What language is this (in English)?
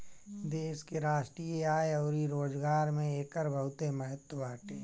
Bhojpuri